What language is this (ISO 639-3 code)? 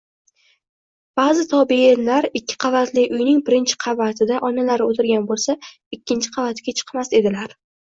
uzb